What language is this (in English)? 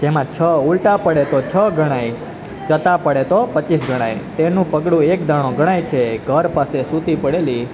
Gujarati